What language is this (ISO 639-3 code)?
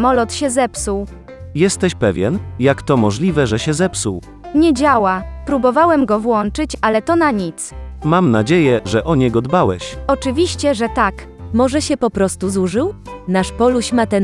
pol